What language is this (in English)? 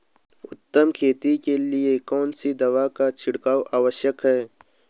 Hindi